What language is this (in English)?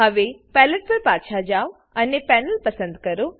Gujarati